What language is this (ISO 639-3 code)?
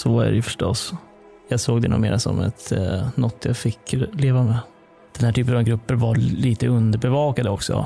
swe